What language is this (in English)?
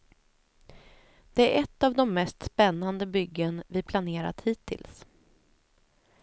Swedish